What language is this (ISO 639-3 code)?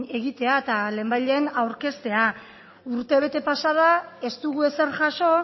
eus